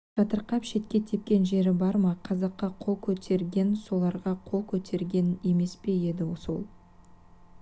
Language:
Kazakh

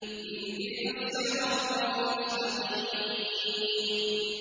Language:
Arabic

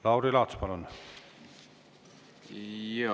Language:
Estonian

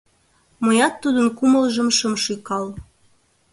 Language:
Mari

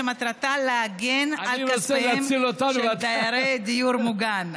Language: Hebrew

